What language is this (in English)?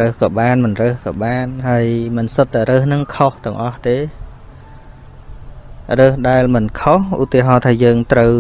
Vietnamese